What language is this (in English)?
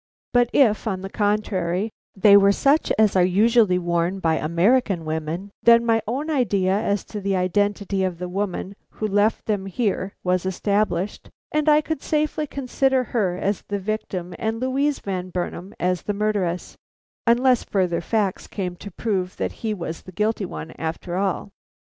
English